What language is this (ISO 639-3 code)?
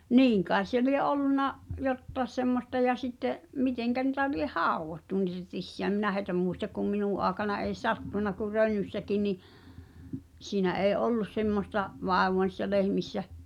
fin